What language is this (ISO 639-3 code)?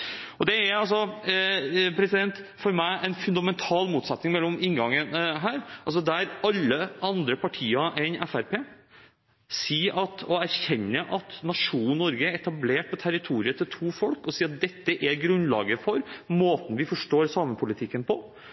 nob